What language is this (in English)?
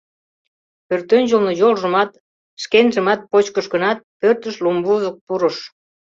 Mari